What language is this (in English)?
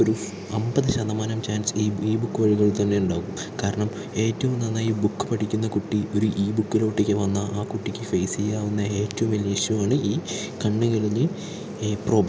Malayalam